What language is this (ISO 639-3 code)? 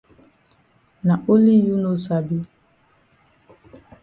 wes